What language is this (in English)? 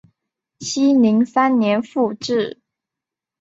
Chinese